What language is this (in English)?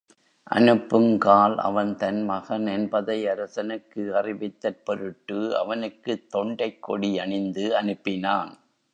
Tamil